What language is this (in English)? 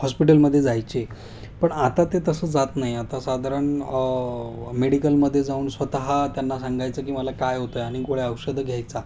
Marathi